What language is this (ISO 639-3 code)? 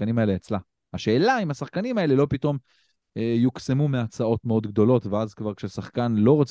heb